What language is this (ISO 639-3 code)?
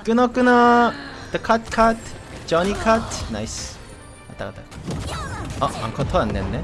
kor